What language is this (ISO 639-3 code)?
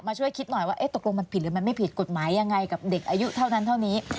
tha